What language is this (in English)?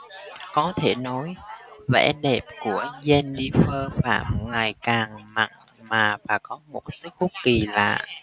Vietnamese